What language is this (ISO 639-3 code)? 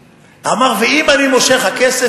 heb